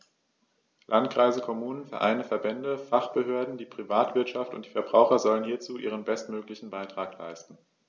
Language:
German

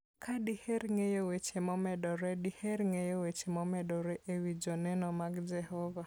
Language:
Luo (Kenya and Tanzania)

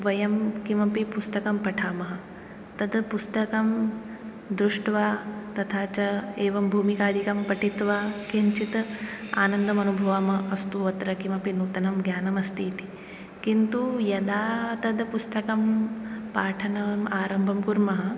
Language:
Sanskrit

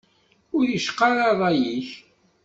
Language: Kabyle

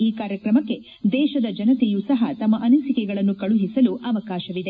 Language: Kannada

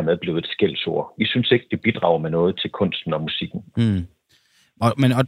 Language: Danish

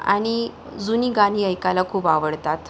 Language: Marathi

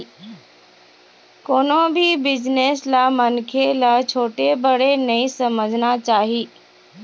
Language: Chhattisgarhi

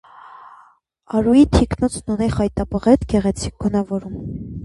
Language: Armenian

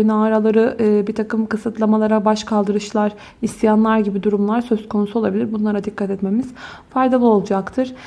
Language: Turkish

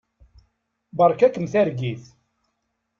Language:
Kabyle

